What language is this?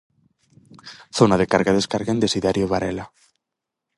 Galician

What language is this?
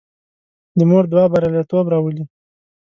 Pashto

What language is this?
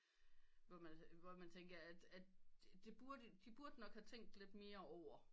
Danish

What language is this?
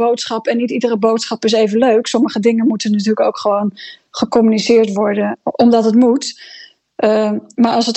Dutch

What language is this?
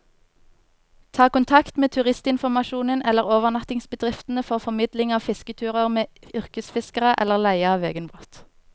Norwegian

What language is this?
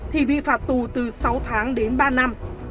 Vietnamese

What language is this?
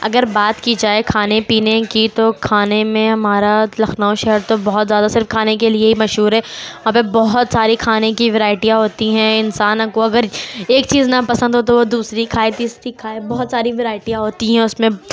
Urdu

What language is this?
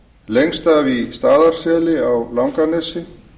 Icelandic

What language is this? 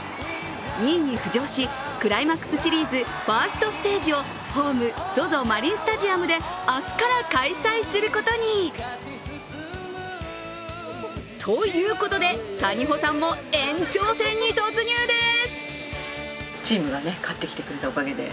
Japanese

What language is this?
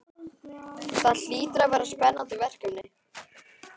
Icelandic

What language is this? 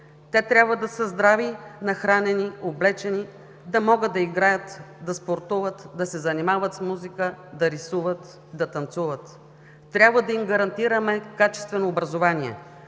Bulgarian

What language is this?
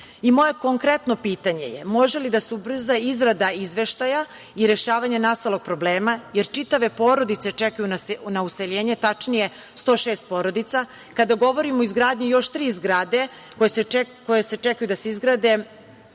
Serbian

